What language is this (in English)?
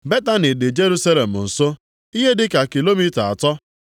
Igbo